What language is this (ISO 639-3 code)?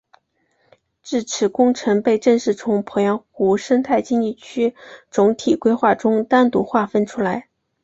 zho